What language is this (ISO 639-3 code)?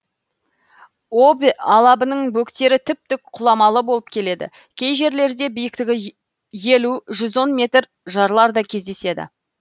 kaz